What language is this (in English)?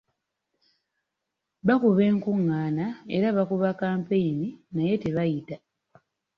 Ganda